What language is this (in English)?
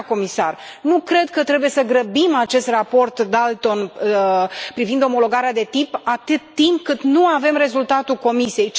Romanian